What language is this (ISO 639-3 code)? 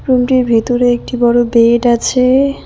ben